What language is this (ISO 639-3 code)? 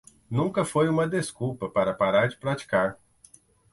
por